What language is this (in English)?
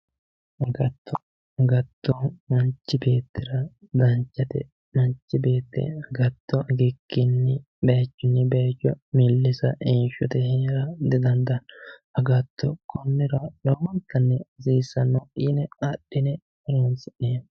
Sidamo